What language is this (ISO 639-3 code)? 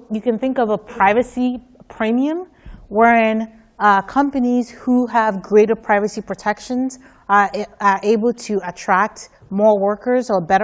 eng